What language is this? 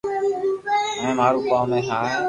Loarki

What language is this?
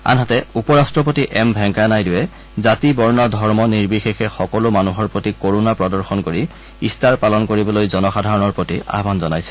Assamese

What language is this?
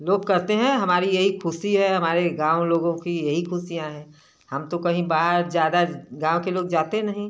Hindi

